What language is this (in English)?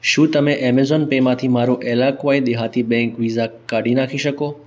Gujarati